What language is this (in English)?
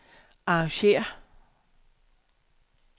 Danish